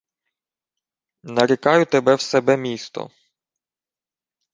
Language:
Ukrainian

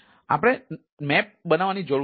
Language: Gujarati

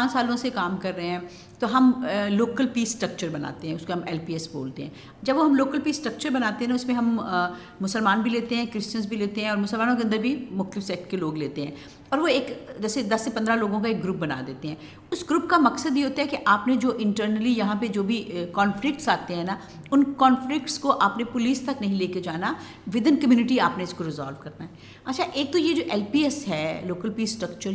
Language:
Urdu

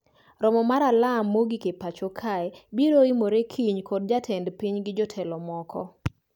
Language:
Luo (Kenya and Tanzania)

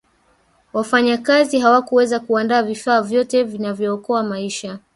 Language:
Swahili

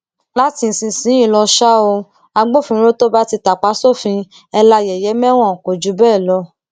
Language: Yoruba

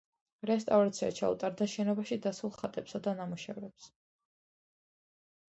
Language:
Georgian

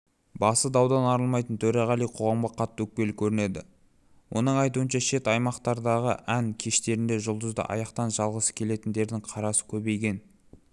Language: Kazakh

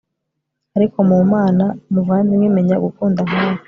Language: Kinyarwanda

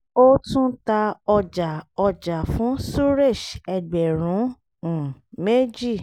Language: Yoruba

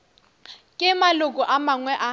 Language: Northern Sotho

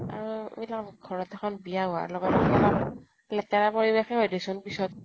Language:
Assamese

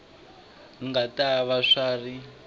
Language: Tsonga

